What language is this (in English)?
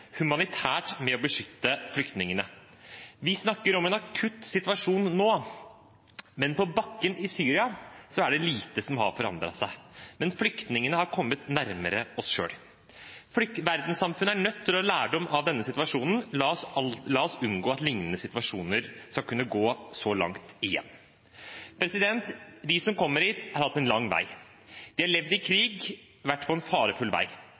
Norwegian Bokmål